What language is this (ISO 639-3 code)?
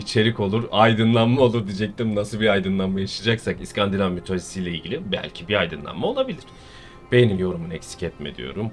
tur